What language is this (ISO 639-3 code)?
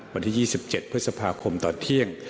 tha